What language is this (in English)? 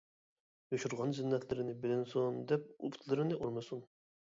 Uyghur